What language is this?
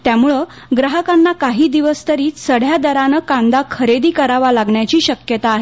Marathi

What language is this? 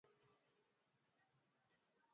Swahili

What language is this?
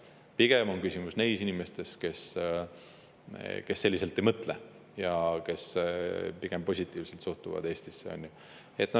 Estonian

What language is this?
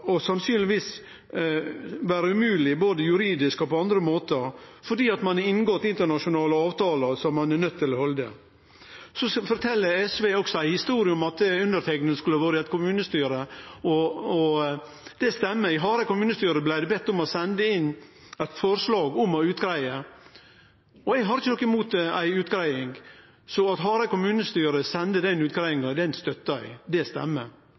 Norwegian Nynorsk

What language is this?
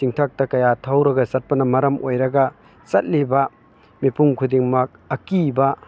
Manipuri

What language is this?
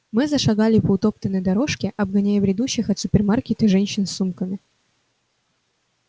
Russian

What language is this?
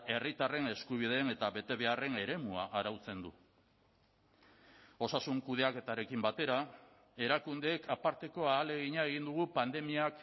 Basque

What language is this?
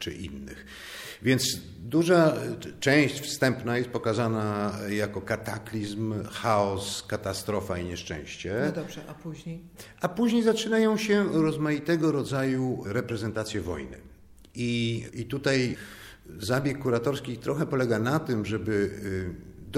Polish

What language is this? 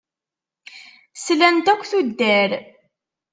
Kabyle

